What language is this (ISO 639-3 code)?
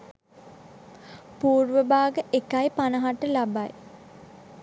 sin